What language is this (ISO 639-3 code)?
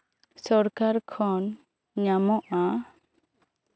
sat